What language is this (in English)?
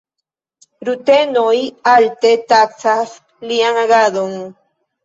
Esperanto